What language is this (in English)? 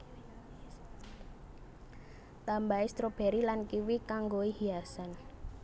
Javanese